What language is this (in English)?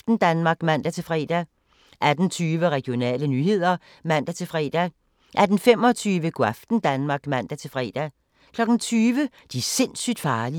Danish